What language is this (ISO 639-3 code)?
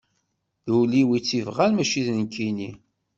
kab